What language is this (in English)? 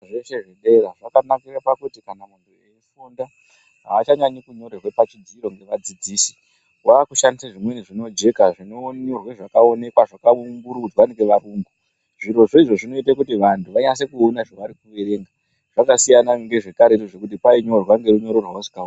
Ndau